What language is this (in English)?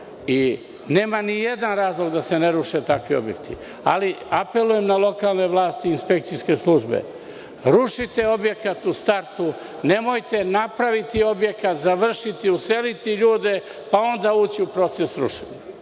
Serbian